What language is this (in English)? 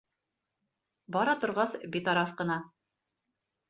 Bashkir